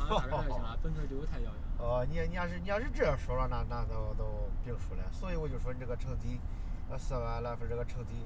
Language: Chinese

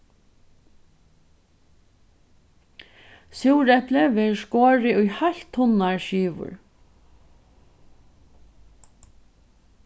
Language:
Faroese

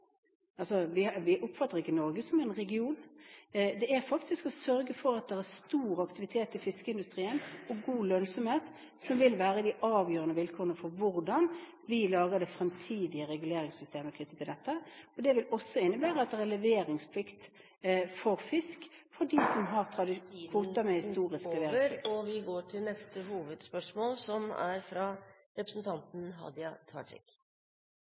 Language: Norwegian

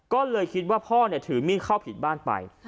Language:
Thai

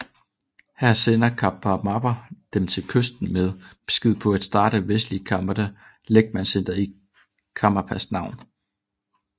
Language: Danish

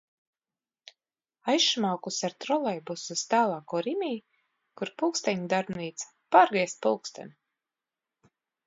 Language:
Latvian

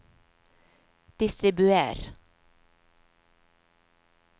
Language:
Norwegian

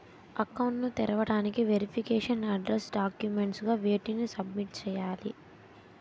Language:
Telugu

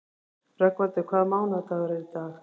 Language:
Icelandic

